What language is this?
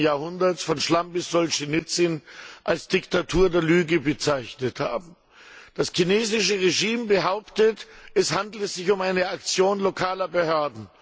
German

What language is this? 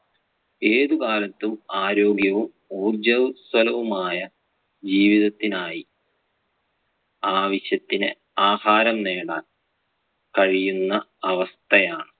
Malayalam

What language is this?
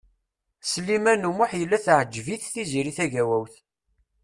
Kabyle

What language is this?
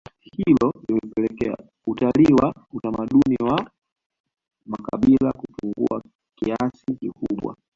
Swahili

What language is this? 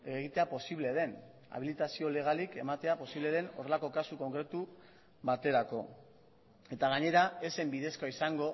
Basque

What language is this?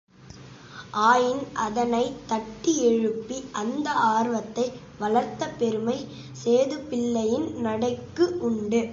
Tamil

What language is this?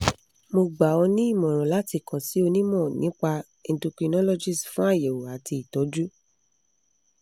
Yoruba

